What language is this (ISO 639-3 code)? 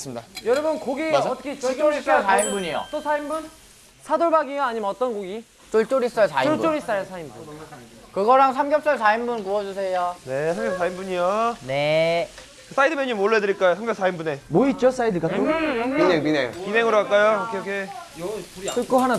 kor